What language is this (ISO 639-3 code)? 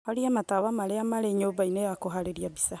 kik